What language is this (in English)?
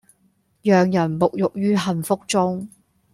Cantonese